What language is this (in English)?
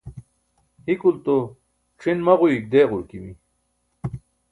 Burushaski